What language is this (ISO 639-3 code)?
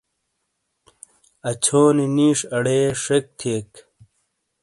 scl